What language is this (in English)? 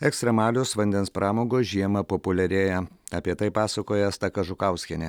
Lithuanian